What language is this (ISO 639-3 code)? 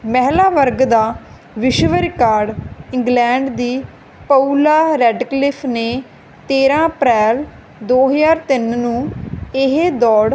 pan